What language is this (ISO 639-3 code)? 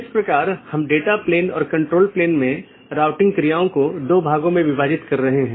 hin